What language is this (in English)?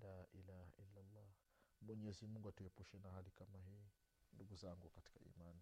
Swahili